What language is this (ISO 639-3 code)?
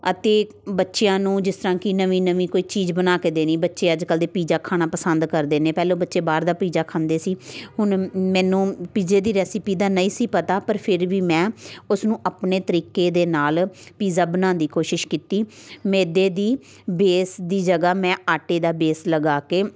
pan